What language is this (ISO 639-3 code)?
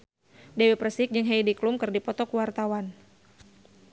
sun